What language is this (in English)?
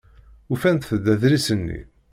Kabyle